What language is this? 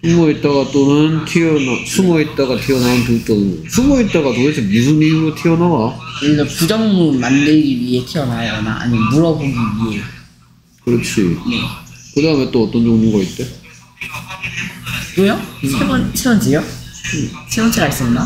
Korean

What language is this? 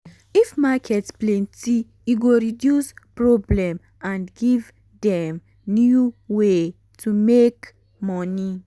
Nigerian Pidgin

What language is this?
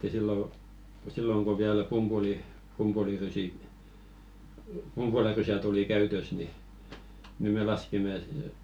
Finnish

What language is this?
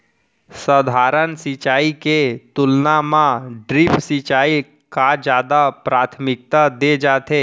Chhattisgarhi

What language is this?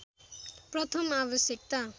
Nepali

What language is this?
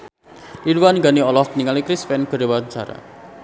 Sundanese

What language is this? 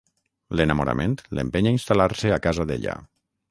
Catalan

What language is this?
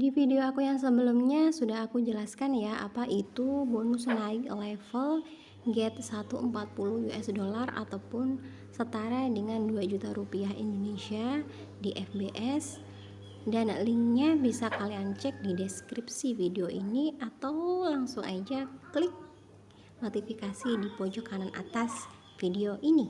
Indonesian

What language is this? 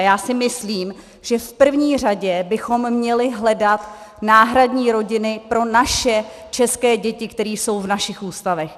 Czech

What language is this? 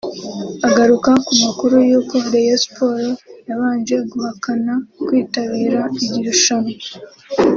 Kinyarwanda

